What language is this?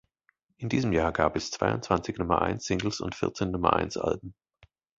German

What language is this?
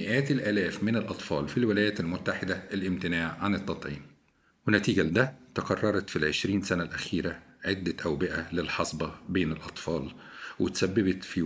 Arabic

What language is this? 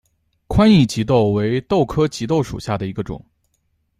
Chinese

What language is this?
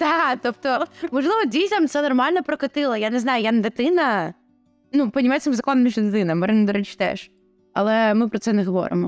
Ukrainian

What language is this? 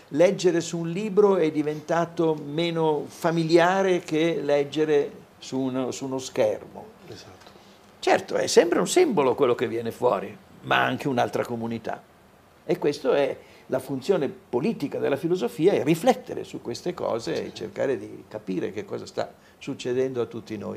Italian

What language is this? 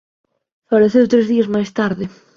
Galician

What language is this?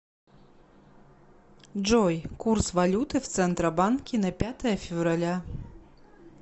Russian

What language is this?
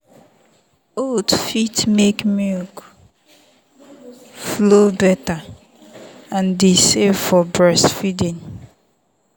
Nigerian Pidgin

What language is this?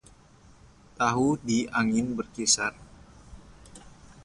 Indonesian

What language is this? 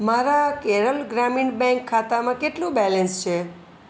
Gujarati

